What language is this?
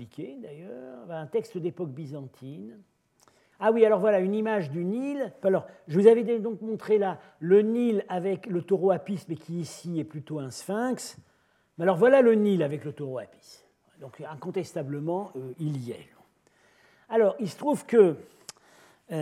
French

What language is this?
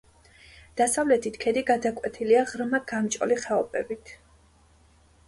Georgian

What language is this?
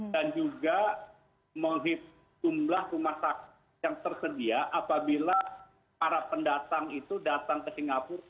Indonesian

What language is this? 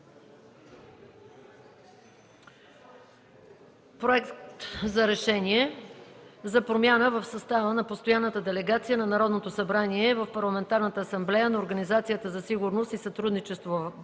Bulgarian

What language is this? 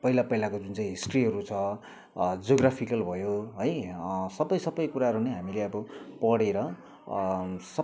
Nepali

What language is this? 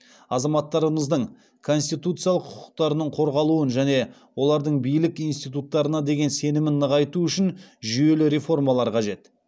Kazakh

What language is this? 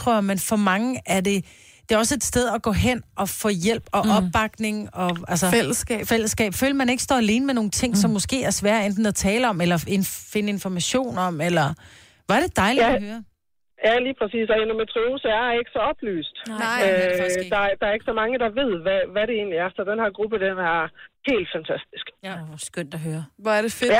Danish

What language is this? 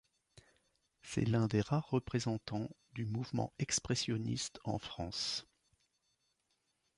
French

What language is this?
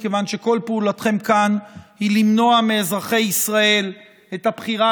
Hebrew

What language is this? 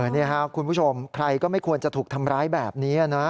Thai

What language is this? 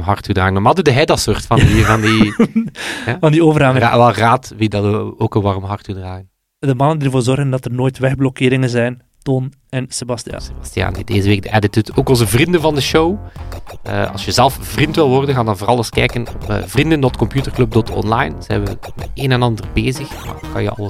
Dutch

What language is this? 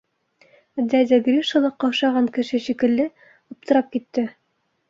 Bashkir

